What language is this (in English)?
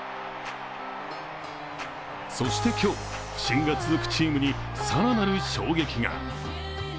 Japanese